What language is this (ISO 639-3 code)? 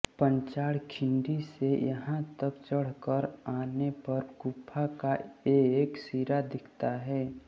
hin